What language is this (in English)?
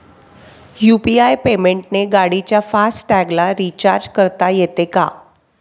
Marathi